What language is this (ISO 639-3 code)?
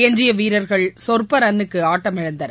tam